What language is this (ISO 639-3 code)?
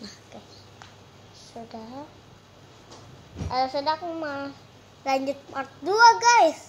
ind